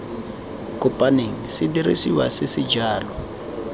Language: Tswana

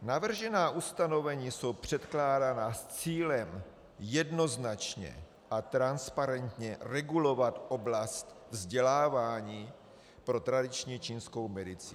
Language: Czech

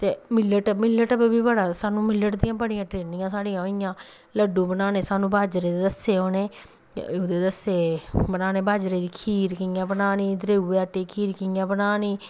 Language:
Dogri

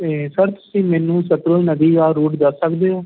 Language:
Punjabi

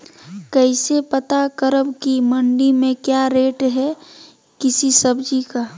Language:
Magahi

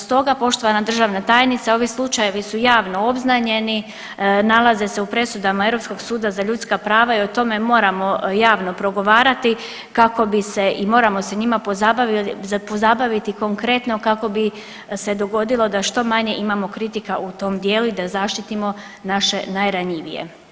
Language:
Croatian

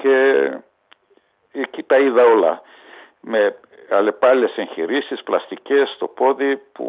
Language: Greek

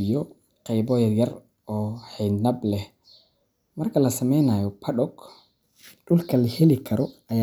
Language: Somali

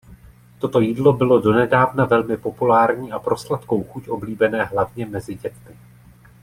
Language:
Czech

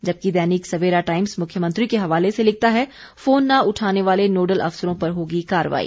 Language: Hindi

